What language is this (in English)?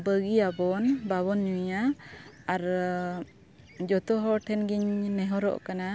Santali